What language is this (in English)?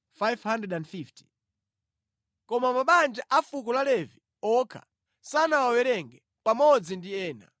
Nyanja